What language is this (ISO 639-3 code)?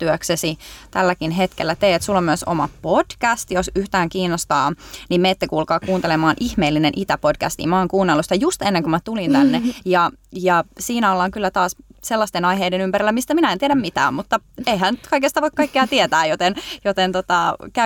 fin